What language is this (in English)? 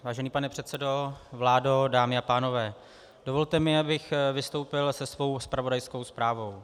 Czech